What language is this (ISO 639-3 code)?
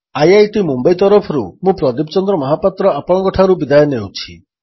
ori